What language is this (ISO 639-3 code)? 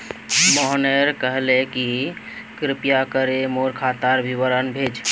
mag